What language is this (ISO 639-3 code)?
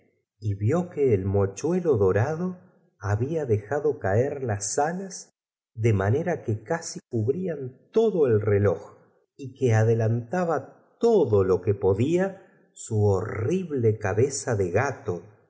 spa